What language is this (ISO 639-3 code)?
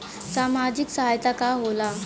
bho